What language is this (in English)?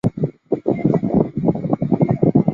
Chinese